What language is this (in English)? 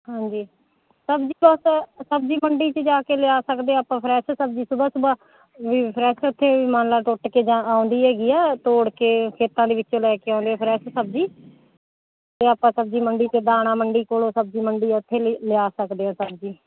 Punjabi